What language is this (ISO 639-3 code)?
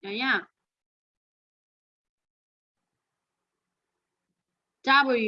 vie